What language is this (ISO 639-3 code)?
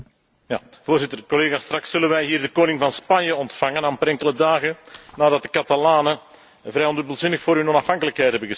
nld